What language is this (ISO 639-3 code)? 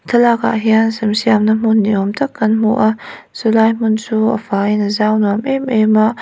lus